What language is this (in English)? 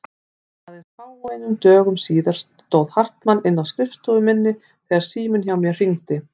Icelandic